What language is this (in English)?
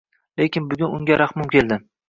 Uzbek